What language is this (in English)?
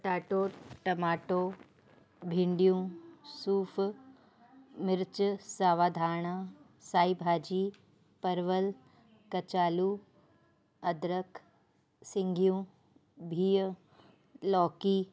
Sindhi